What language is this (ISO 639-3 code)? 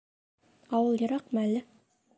bak